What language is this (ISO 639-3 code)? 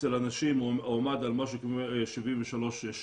heb